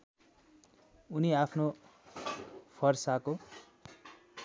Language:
Nepali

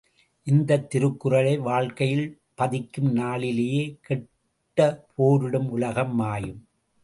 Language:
Tamil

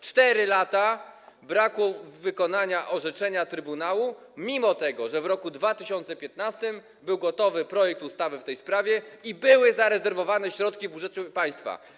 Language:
Polish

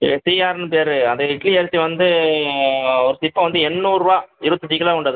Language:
Tamil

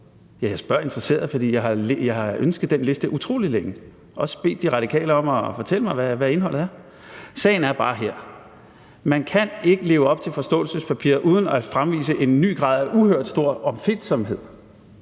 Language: Danish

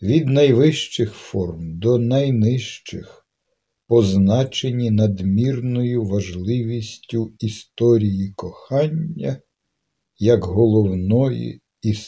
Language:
Ukrainian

